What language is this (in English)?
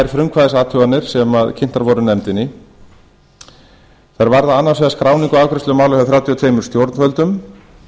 Icelandic